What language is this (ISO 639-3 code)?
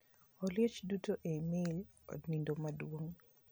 luo